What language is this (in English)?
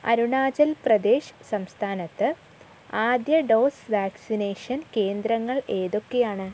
Malayalam